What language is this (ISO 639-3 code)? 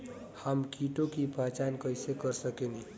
bho